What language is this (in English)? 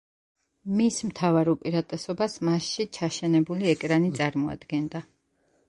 Georgian